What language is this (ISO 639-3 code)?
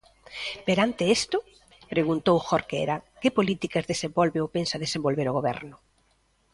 glg